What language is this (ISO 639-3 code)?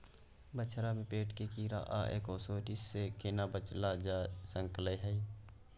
mai